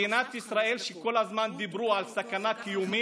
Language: Hebrew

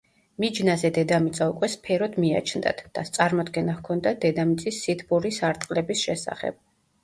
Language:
Georgian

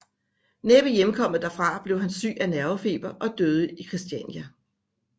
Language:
Danish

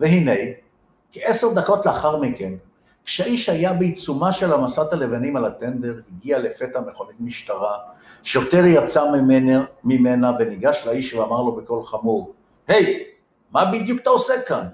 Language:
Hebrew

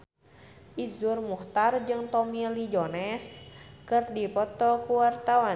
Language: Sundanese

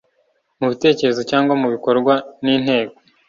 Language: Kinyarwanda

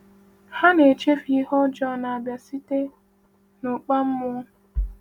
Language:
Igbo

